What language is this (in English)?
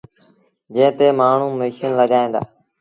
Sindhi Bhil